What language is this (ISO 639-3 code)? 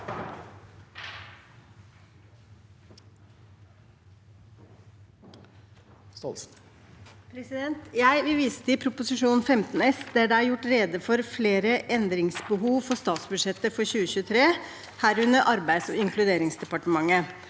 nor